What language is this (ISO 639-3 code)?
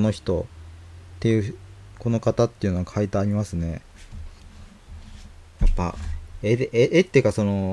jpn